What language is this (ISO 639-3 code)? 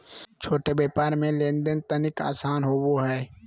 mag